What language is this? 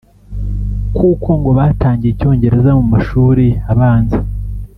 Kinyarwanda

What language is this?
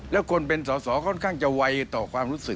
Thai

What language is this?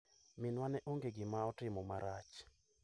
Luo (Kenya and Tanzania)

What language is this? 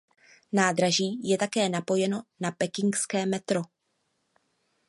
Czech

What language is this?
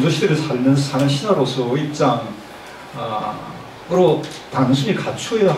Korean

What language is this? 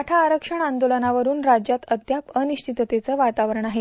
Marathi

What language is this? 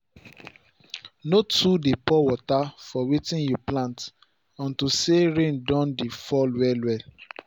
Nigerian Pidgin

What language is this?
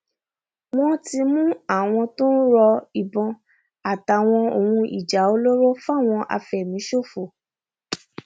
Yoruba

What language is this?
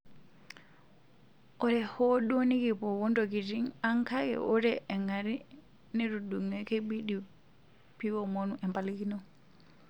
Masai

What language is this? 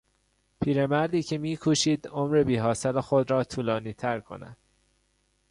Persian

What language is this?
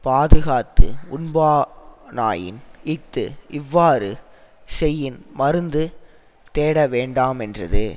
Tamil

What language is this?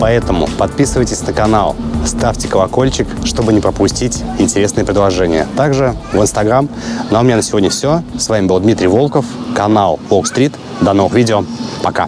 Russian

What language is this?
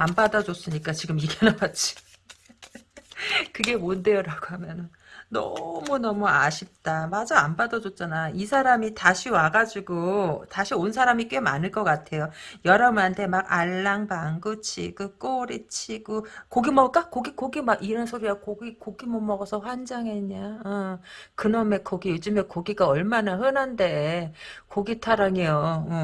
Korean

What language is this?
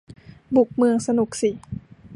Thai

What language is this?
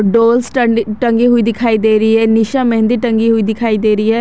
Hindi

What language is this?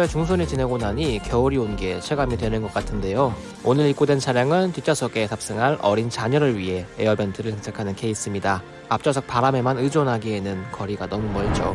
Korean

